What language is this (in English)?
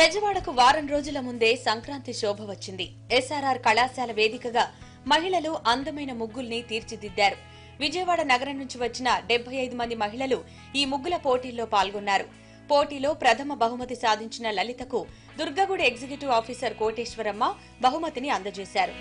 Telugu